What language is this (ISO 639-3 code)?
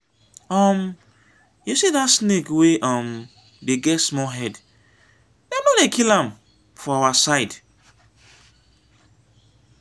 pcm